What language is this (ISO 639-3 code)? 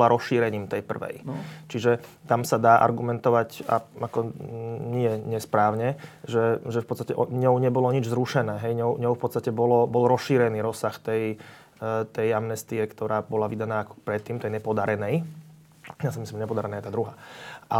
slk